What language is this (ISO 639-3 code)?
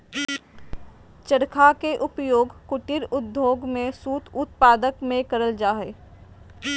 mag